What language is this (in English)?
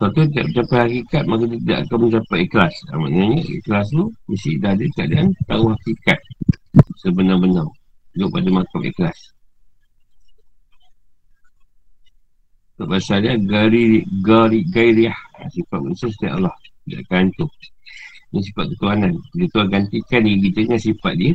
Malay